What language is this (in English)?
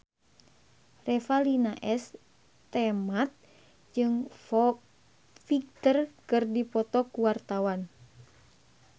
Sundanese